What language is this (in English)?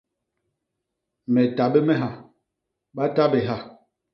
Basaa